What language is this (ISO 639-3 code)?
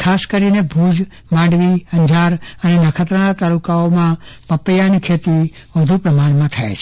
guj